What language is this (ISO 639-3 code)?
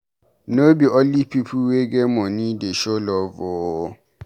pcm